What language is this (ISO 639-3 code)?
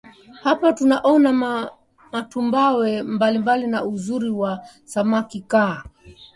swa